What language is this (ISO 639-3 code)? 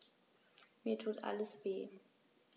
deu